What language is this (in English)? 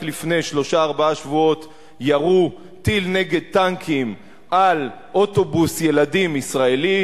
Hebrew